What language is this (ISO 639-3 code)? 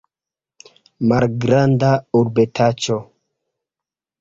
epo